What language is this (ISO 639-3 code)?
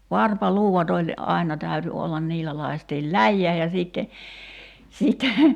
fin